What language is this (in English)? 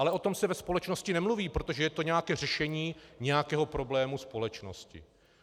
Czech